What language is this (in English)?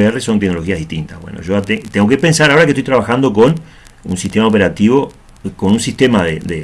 Spanish